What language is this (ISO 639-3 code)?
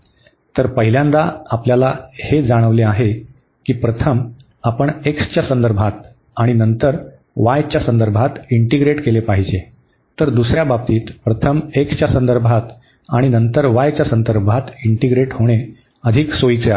mar